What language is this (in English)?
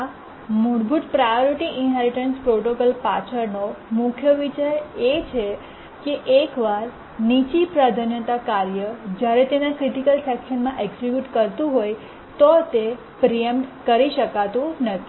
Gujarati